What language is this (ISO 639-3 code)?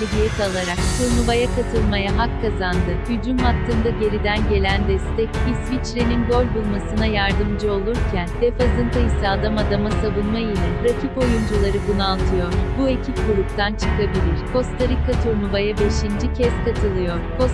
tur